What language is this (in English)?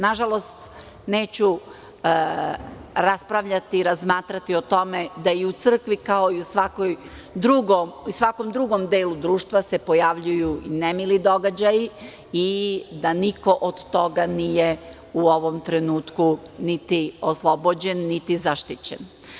Serbian